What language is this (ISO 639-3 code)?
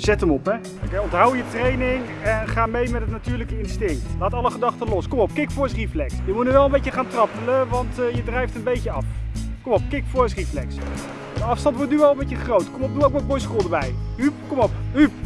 nld